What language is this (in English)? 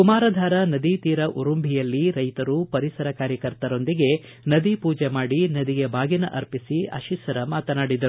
Kannada